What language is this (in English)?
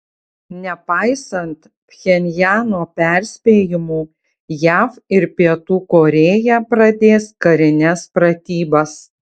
Lithuanian